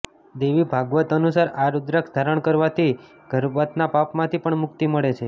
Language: Gujarati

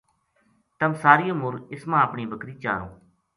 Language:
Gujari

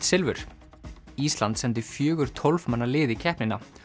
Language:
Icelandic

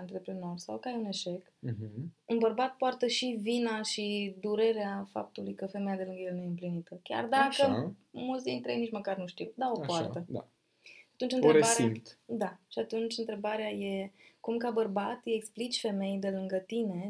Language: Romanian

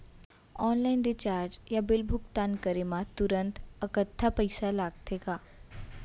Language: Chhattisgarhi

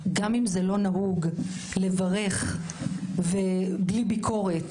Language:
Hebrew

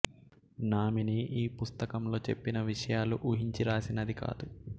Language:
Telugu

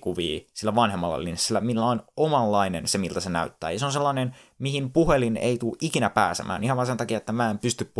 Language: Finnish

